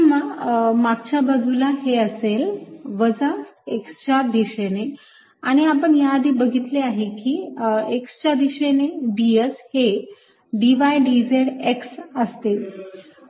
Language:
Marathi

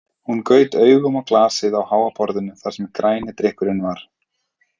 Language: Icelandic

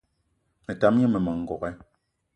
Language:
Eton (Cameroon)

